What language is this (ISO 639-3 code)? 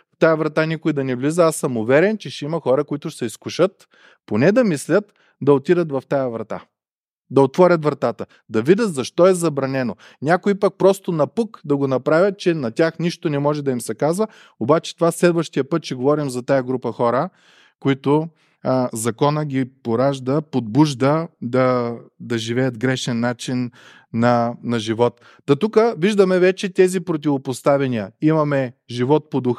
bul